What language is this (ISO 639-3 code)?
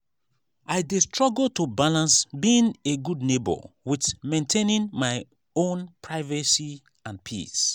pcm